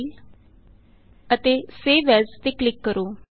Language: Punjabi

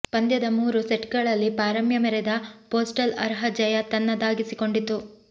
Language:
Kannada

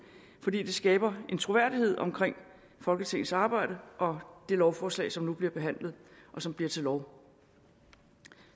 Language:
Danish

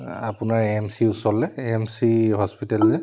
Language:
Assamese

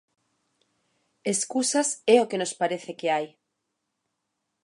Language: Galician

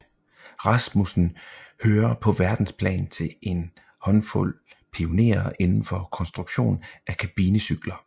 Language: Danish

